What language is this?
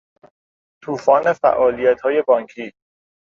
Persian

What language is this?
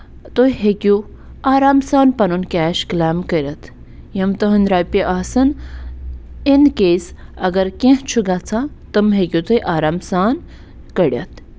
Kashmiri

